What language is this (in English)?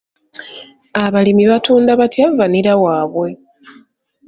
Ganda